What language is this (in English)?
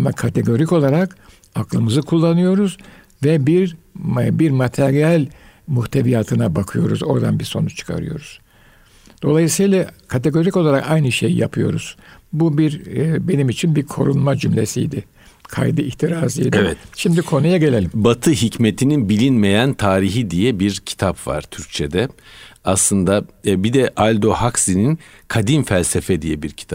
Turkish